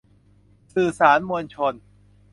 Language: Thai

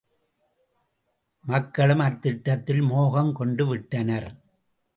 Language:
Tamil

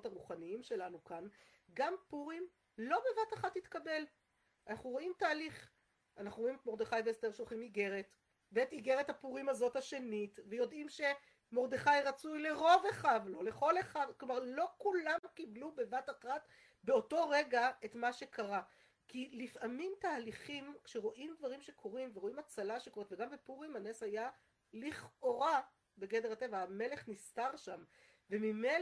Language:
Hebrew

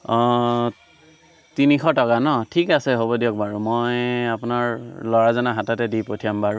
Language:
Assamese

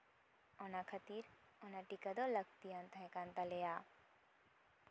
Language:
Santali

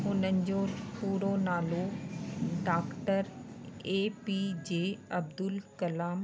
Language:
Sindhi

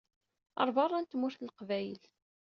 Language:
Kabyle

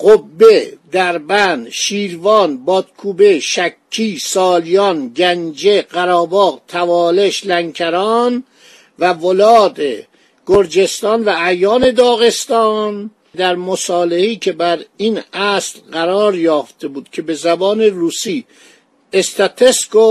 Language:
Persian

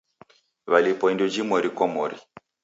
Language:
Taita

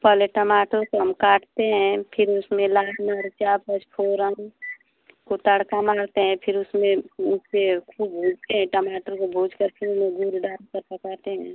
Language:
Hindi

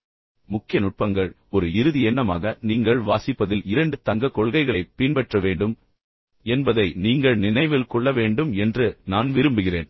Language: Tamil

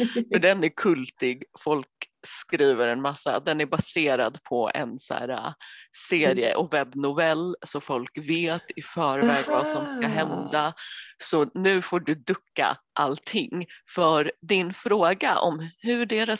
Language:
Swedish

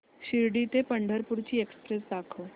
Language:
Marathi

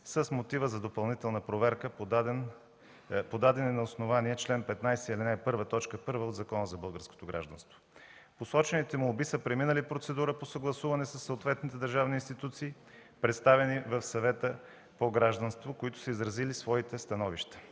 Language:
Bulgarian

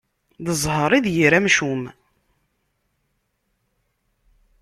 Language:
Kabyle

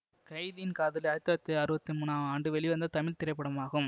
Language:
Tamil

